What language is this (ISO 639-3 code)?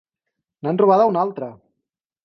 cat